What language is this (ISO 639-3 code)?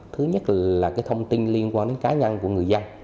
vie